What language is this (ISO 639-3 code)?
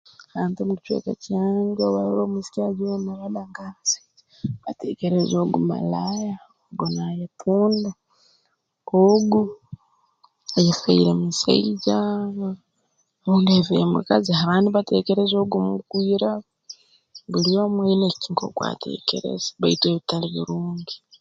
ttj